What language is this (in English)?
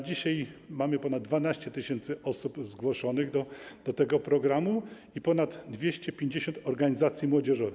Polish